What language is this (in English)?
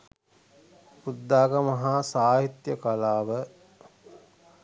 Sinhala